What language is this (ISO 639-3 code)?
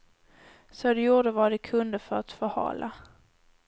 swe